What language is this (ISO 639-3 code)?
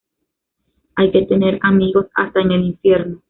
spa